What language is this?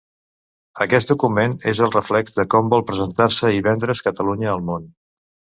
Catalan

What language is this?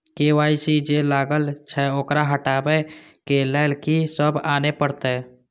Maithili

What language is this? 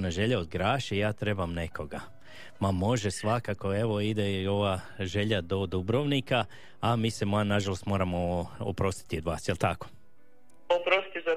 Croatian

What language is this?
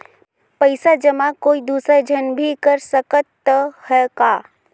Chhattisgarhi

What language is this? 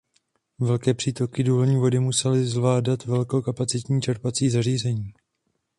Czech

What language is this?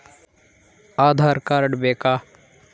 Kannada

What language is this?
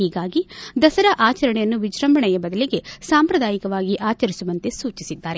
Kannada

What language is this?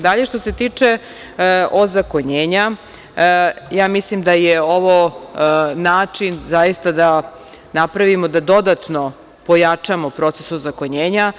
Serbian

